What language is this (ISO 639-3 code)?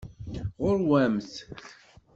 kab